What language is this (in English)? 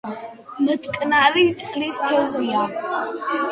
Georgian